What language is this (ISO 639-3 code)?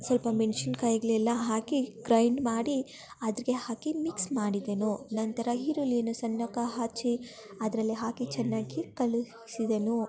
kan